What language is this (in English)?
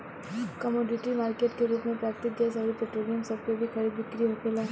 Bhojpuri